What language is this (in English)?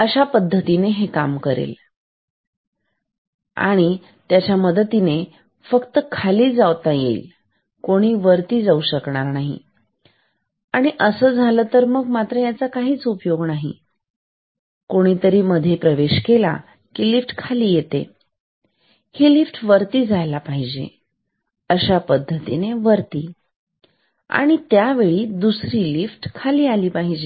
Marathi